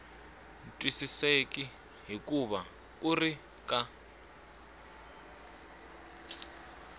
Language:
Tsonga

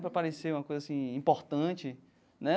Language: Portuguese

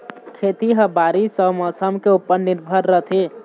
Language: Chhattisgarhi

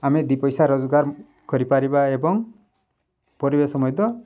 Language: Odia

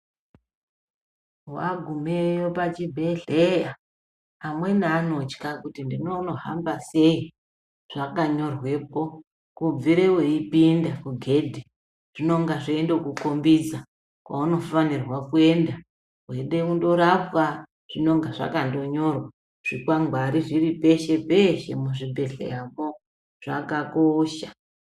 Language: Ndau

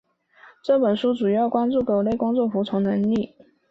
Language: Chinese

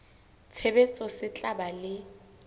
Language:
Southern Sotho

